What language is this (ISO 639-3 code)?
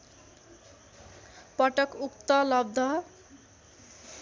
nep